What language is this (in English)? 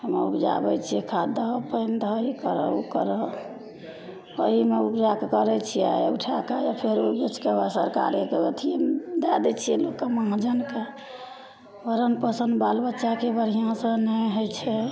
Maithili